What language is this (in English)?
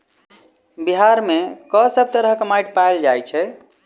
Maithili